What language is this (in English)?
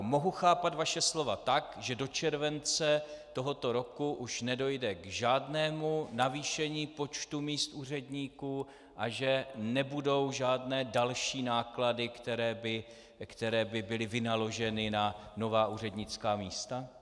Czech